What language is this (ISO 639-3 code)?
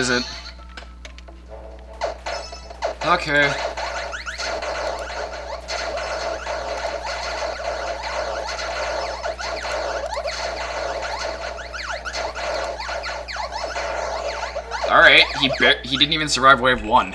eng